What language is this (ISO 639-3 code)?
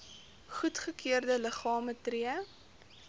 afr